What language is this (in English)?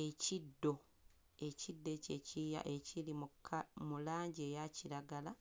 Ganda